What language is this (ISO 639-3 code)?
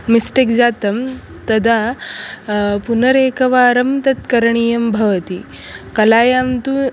san